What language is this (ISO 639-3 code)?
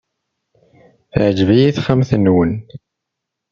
kab